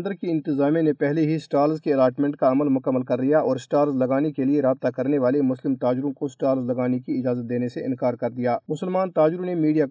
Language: Urdu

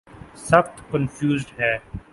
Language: Urdu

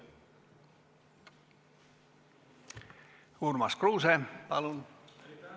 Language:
Estonian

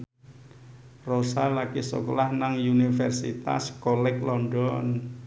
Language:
Javanese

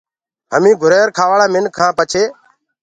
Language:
Gurgula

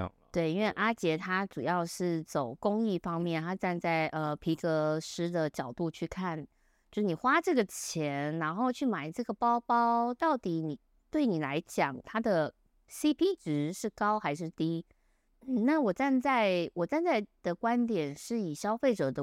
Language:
Chinese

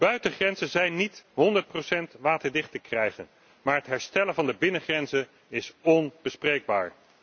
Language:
Dutch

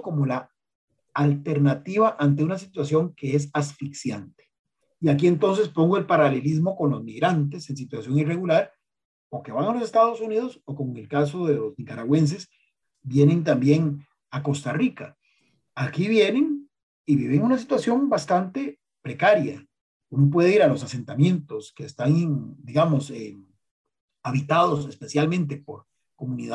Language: Spanish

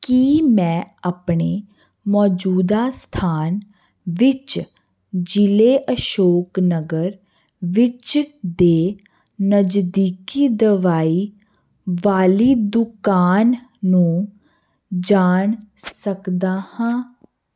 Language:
Punjabi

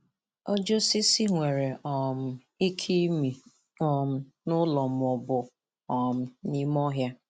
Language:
Igbo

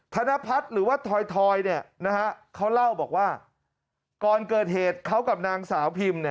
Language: Thai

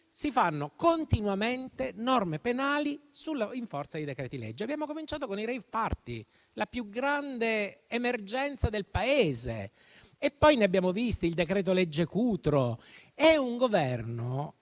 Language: Italian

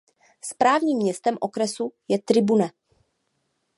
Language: Czech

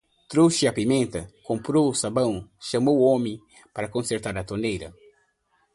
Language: Portuguese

